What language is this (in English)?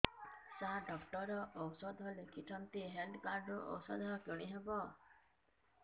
Odia